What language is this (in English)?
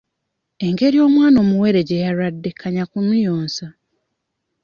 Ganda